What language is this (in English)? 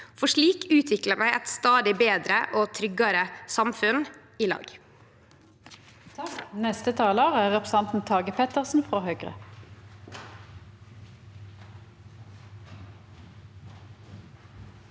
Norwegian